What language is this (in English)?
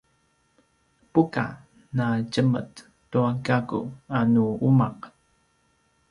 Paiwan